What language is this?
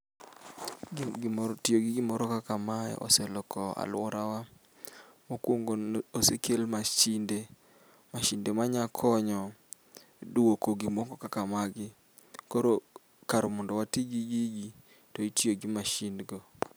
Luo (Kenya and Tanzania)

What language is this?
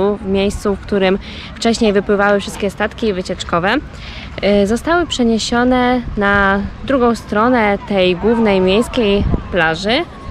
Polish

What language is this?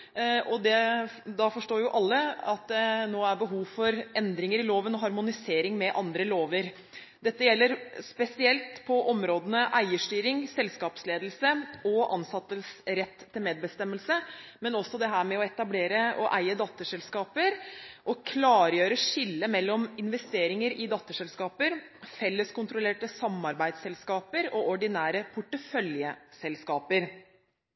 Norwegian Bokmål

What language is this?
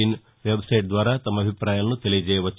Telugu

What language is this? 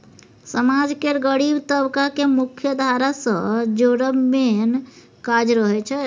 Maithili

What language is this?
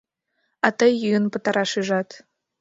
Mari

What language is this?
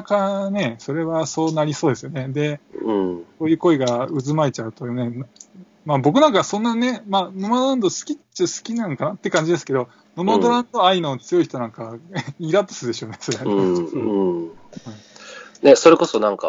Japanese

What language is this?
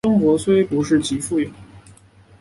Chinese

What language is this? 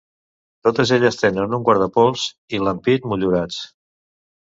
Catalan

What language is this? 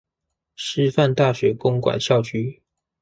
Chinese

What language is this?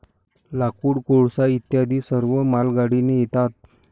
Marathi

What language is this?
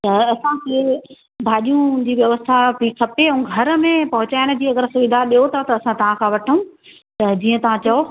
Sindhi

